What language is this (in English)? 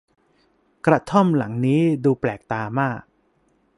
Thai